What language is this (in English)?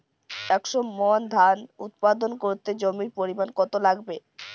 Bangla